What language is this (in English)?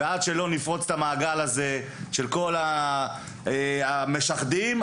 Hebrew